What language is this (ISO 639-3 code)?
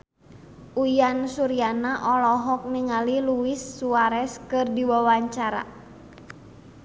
sun